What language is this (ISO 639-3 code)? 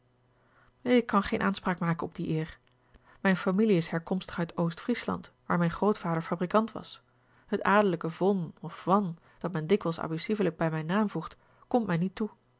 nld